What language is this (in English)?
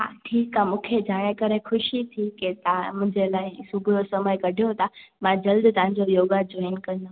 Sindhi